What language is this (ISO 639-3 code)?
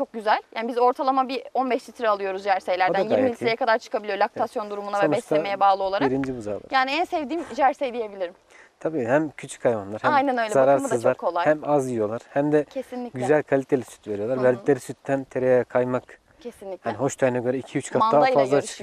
tur